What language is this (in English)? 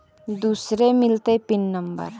Magahi